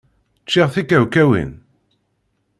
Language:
Kabyle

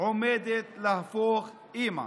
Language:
Hebrew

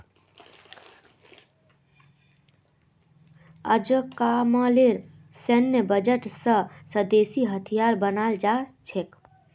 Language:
Magahi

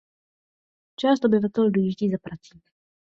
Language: Czech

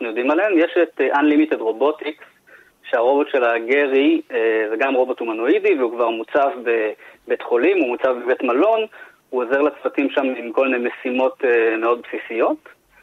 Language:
Hebrew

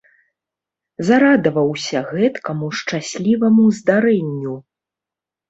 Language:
Belarusian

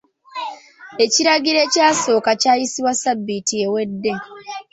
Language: Ganda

